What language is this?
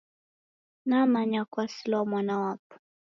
Taita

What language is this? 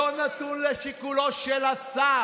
Hebrew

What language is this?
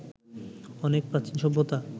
Bangla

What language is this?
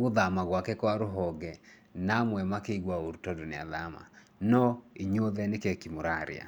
Kikuyu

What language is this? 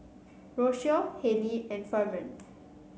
English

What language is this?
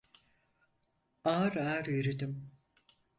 Turkish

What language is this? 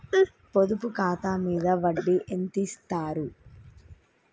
Telugu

